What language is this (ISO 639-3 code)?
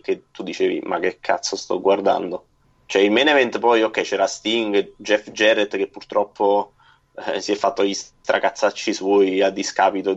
ita